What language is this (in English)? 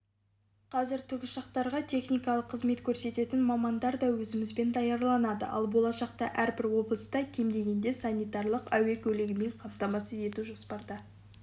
Kazakh